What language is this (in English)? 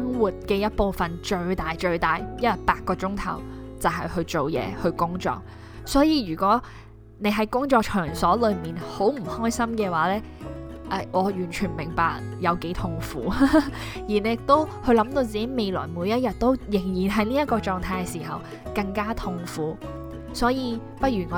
Chinese